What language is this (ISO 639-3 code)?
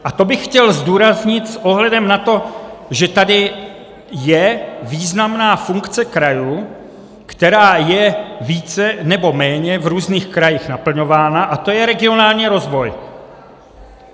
ces